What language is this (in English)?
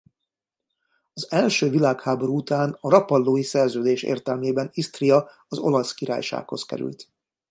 Hungarian